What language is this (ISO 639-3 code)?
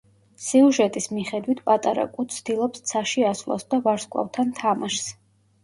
kat